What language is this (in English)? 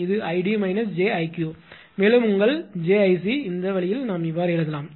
Tamil